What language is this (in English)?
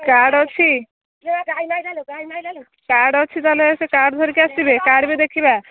Odia